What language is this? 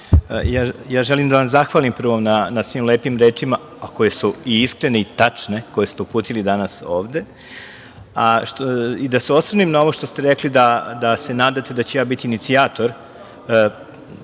Serbian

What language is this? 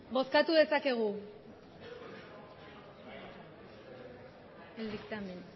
Basque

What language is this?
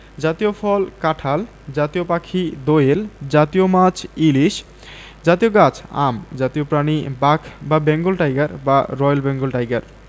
Bangla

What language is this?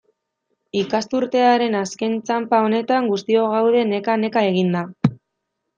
Basque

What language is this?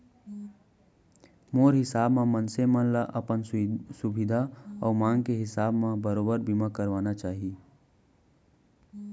Chhattisgarhi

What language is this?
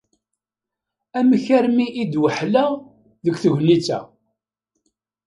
Kabyle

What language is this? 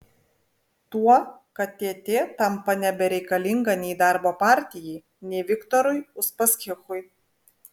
Lithuanian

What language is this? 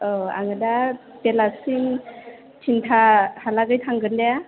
Bodo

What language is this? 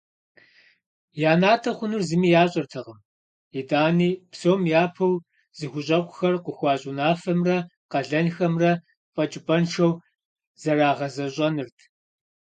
Kabardian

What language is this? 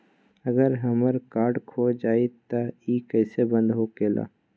Magahi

